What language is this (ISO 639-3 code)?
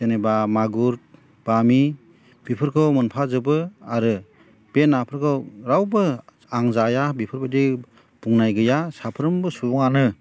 brx